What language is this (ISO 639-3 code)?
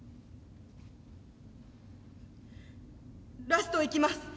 jpn